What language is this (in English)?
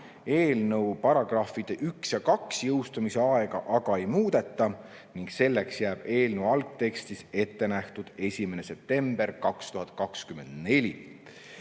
Estonian